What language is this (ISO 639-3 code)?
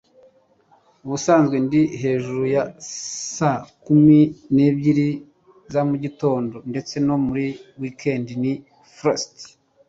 kin